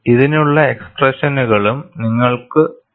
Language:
Malayalam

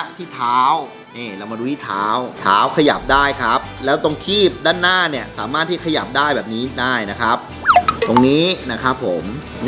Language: Thai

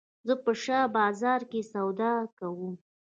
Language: Pashto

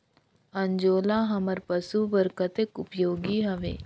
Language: Chhattisgarhi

